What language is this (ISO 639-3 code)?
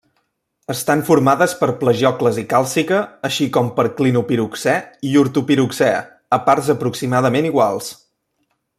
cat